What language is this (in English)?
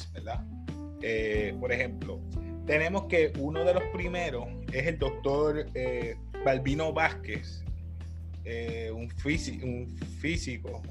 Spanish